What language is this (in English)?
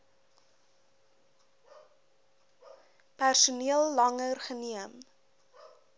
Afrikaans